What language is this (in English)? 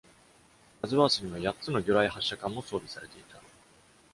Japanese